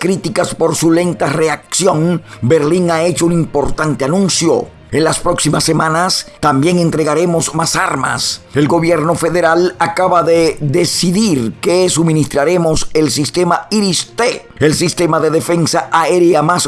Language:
Spanish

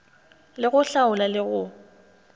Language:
Northern Sotho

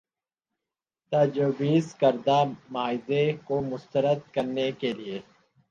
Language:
Urdu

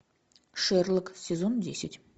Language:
Russian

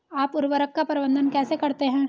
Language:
Hindi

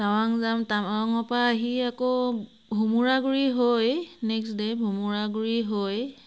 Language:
Assamese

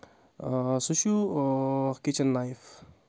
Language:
Kashmiri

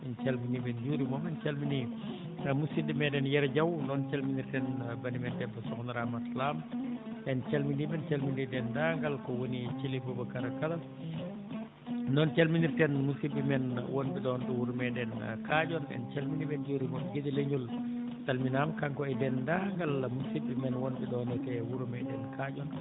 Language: Fula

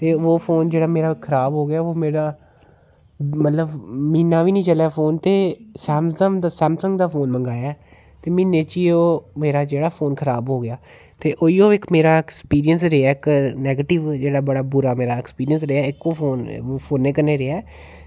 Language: Dogri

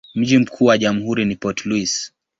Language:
Swahili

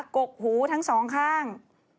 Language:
Thai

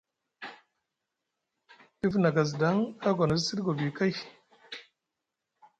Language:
Musgu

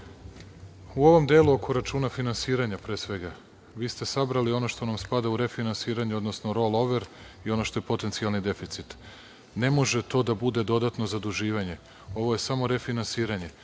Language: Serbian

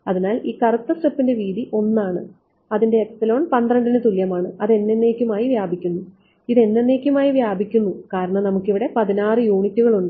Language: Malayalam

